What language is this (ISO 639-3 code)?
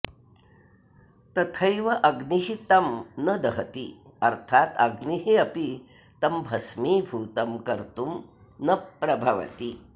san